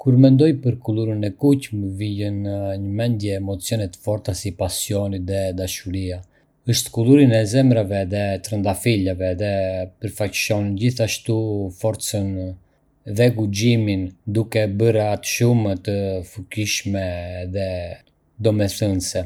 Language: Arbëreshë Albanian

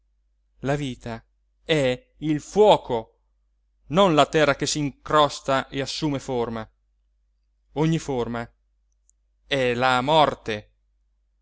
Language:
Italian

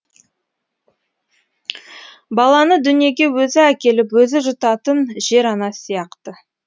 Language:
Kazakh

